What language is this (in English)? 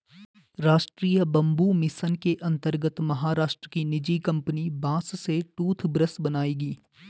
Hindi